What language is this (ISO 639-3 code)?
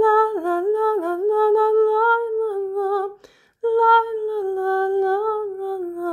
nor